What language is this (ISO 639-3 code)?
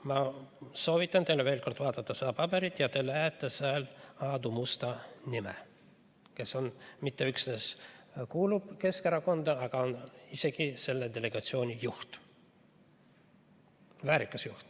est